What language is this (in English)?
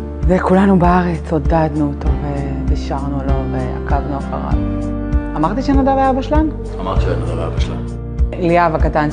Hebrew